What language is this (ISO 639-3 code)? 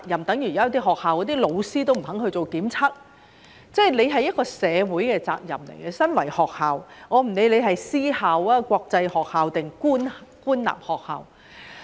yue